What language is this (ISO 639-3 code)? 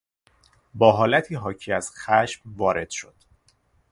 fas